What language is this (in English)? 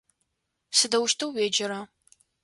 Adyghe